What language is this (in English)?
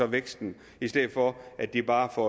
Danish